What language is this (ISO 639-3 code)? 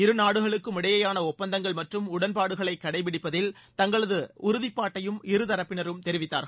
tam